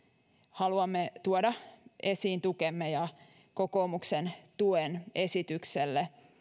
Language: Finnish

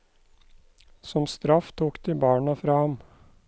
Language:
Norwegian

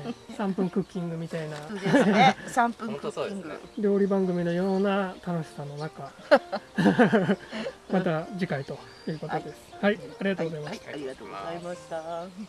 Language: Japanese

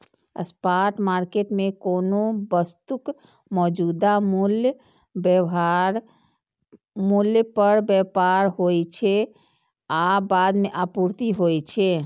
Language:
Maithili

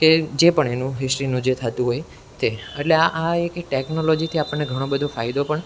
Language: Gujarati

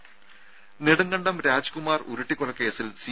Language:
Malayalam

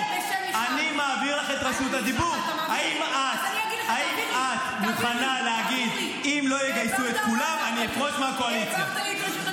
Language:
Hebrew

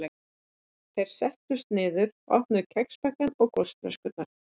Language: Icelandic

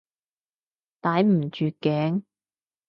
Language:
Cantonese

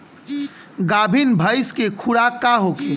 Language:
Bhojpuri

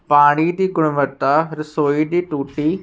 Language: Punjabi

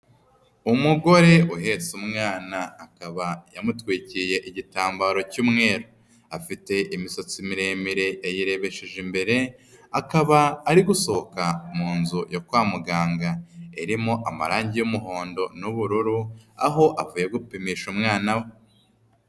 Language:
Kinyarwanda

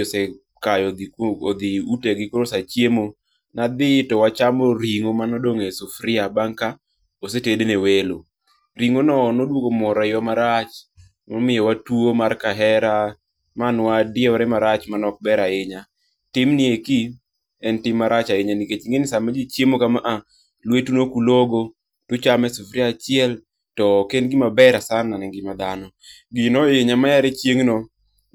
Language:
Luo (Kenya and Tanzania)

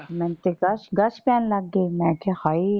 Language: Punjabi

